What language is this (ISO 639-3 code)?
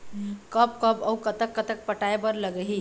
hne